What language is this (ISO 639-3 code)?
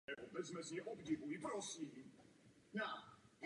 ces